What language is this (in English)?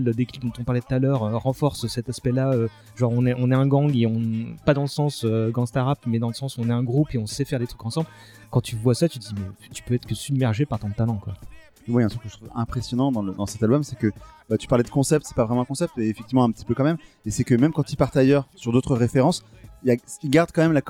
French